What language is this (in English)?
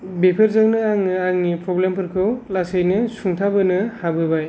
Bodo